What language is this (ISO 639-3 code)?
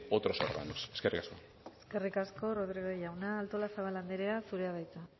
eus